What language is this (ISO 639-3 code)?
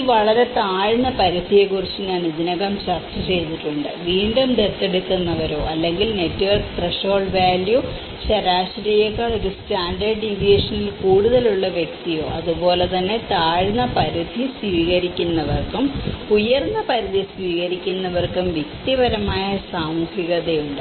mal